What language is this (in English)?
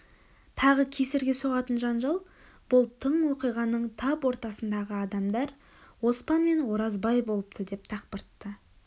Kazakh